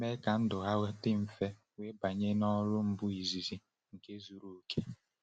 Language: Igbo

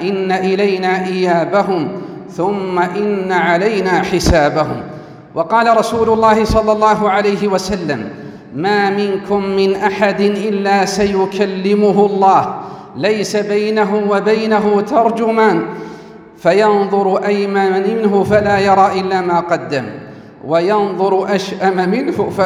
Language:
Arabic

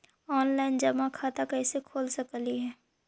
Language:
Magahi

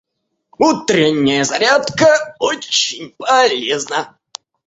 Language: Russian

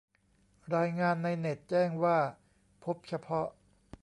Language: Thai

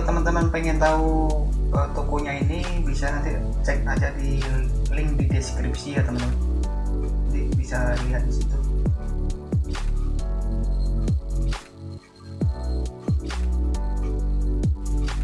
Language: Indonesian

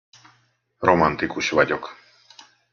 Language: Hungarian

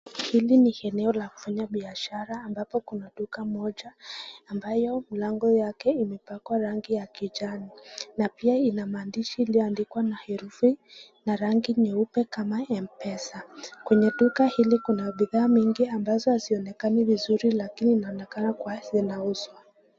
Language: Swahili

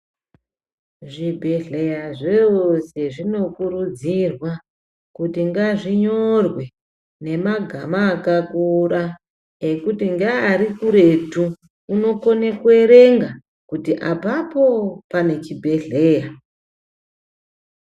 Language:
Ndau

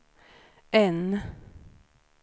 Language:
Swedish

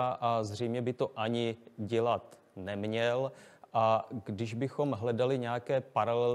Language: Czech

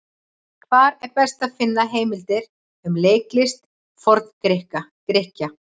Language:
Icelandic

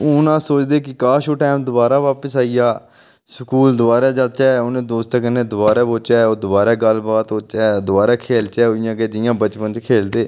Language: Dogri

